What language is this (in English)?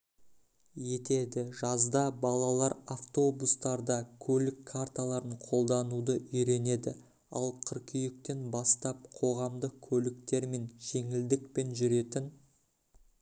Kazakh